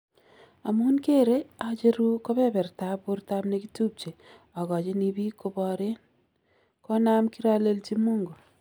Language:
Kalenjin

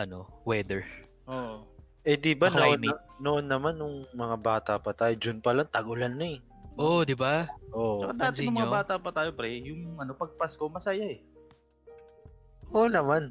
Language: Filipino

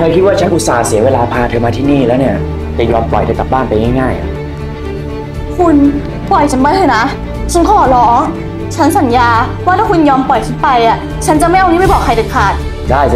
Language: Thai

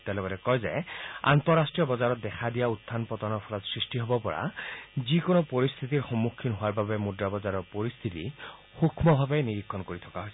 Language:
Assamese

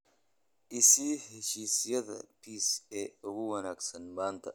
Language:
Somali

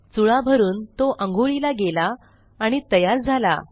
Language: Marathi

